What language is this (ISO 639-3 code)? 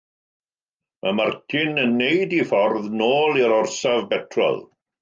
cym